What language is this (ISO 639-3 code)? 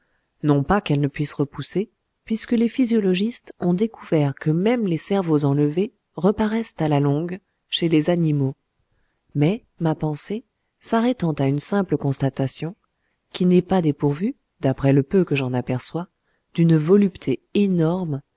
fra